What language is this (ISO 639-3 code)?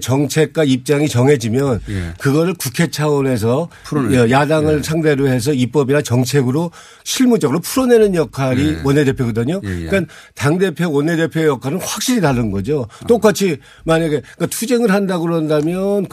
kor